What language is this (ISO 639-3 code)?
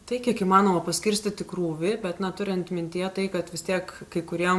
lit